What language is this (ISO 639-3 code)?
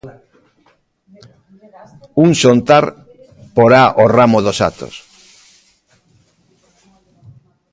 glg